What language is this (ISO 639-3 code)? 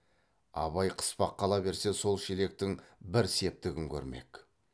kaz